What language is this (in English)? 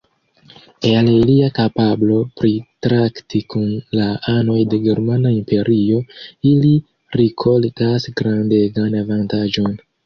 Esperanto